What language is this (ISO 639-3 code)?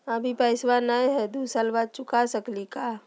mag